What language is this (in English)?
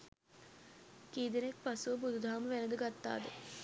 Sinhala